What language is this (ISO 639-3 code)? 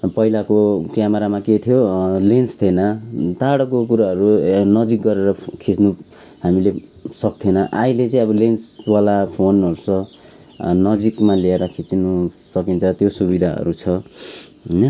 nep